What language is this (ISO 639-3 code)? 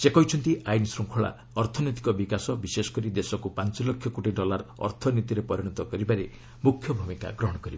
ori